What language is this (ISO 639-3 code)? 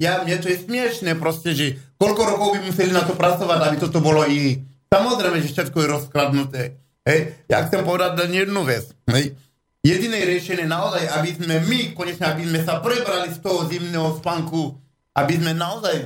slk